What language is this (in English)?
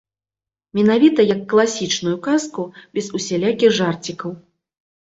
Belarusian